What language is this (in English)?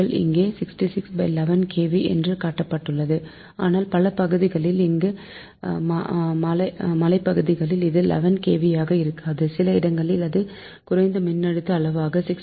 Tamil